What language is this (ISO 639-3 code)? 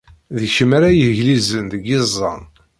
kab